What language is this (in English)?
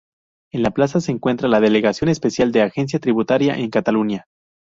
Spanish